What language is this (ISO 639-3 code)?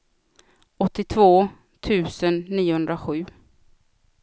swe